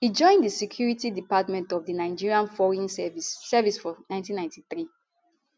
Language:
Nigerian Pidgin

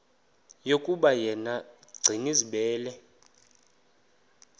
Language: Xhosa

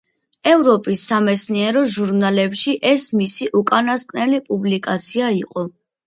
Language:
Georgian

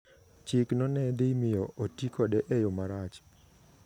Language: Luo (Kenya and Tanzania)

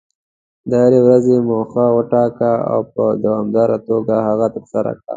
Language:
Pashto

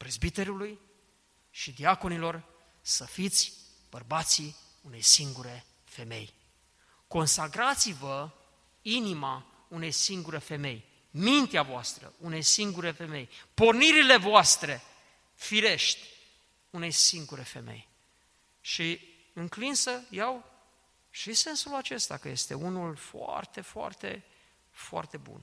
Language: Romanian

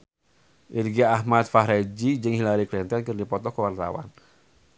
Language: Sundanese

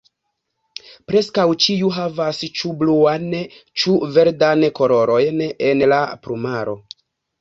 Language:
Esperanto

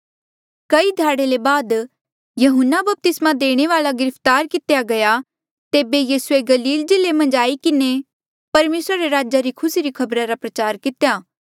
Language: Mandeali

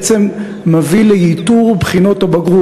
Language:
Hebrew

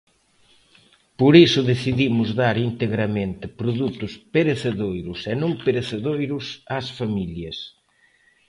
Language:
Galician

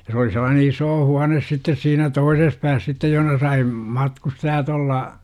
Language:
Finnish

